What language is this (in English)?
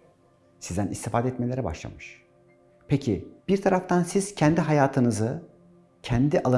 Turkish